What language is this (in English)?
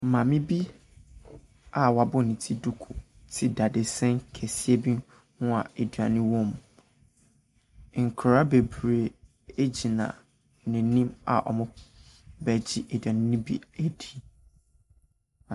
Akan